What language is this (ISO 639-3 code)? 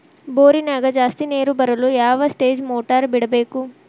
kan